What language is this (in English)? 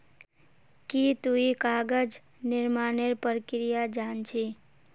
Magahi